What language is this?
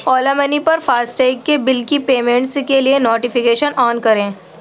Urdu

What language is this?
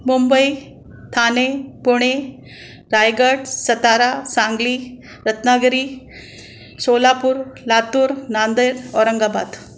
Sindhi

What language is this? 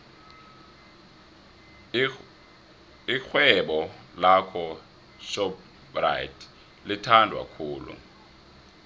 South Ndebele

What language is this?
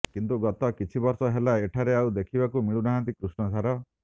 Odia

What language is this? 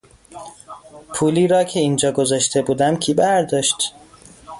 Persian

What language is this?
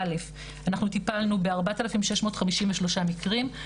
Hebrew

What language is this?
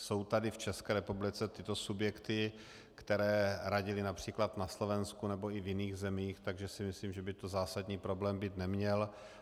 Czech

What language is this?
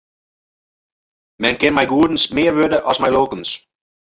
Western Frisian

